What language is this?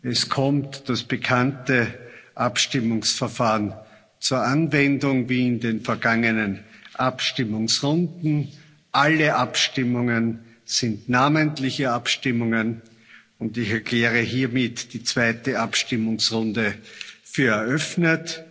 German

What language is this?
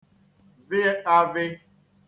Igbo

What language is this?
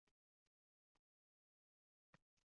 Uzbek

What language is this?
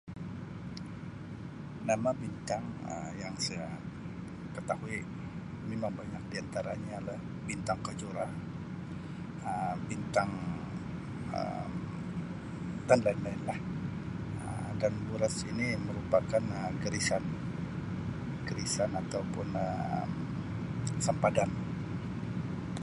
Sabah Malay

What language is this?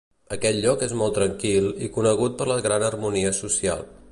Catalan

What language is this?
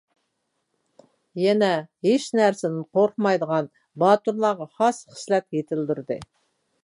Uyghur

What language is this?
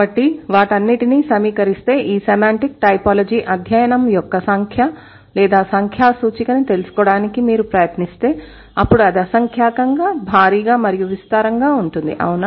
Telugu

